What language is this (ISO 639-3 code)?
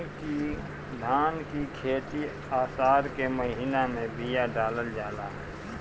bho